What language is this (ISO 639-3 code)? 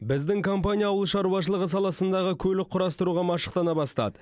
kaz